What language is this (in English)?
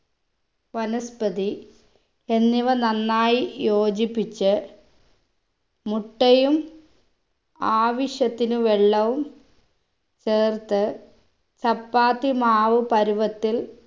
Malayalam